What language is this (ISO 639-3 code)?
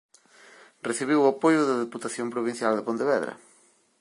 glg